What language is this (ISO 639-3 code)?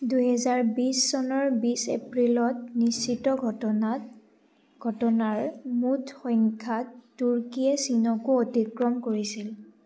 asm